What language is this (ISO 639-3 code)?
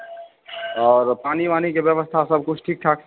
mai